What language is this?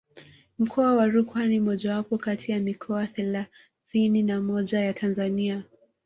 Swahili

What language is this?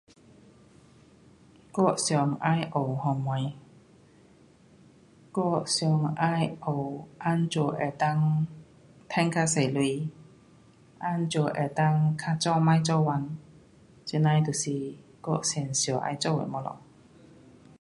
Pu-Xian Chinese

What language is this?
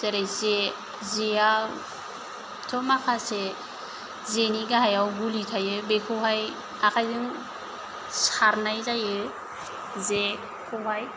Bodo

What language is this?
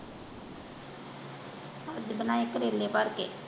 Punjabi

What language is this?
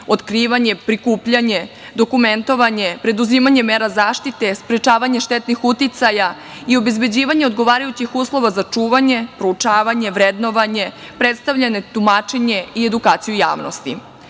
Serbian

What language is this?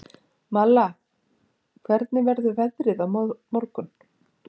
Icelandic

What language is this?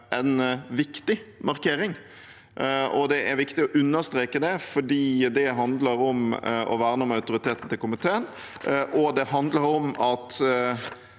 Norwegian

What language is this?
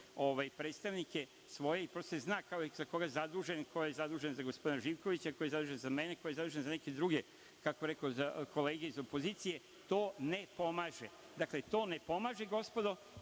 Serbian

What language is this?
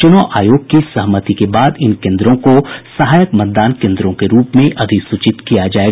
Hindi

